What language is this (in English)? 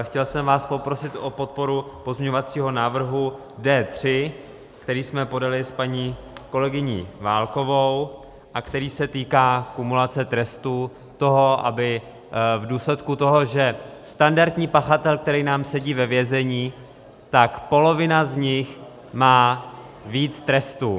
Czech